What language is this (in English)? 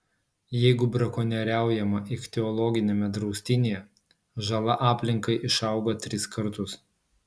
Lithuanian